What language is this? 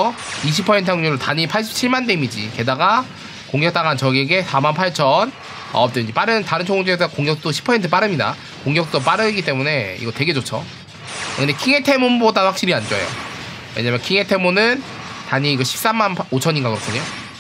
Korean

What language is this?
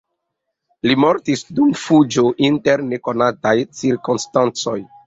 Esperanto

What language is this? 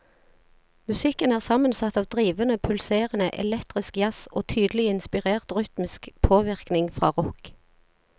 Norwegian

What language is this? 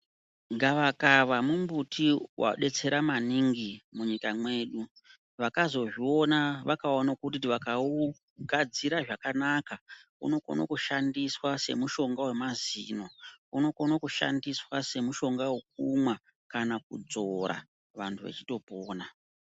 Ndau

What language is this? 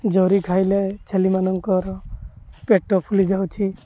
Odia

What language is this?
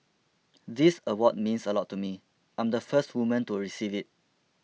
English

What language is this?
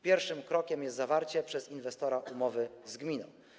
Polish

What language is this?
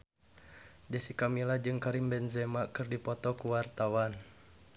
Sundanese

